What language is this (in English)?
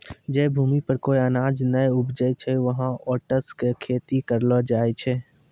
Maithili